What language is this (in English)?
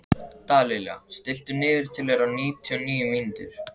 Icelandic